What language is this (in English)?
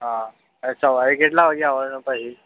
Gujarati